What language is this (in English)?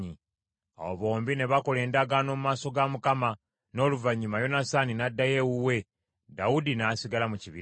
Ganda